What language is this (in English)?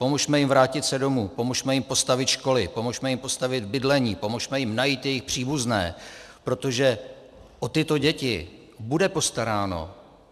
Czech